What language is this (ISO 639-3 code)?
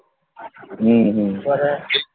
ben